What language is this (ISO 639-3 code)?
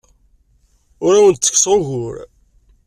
kab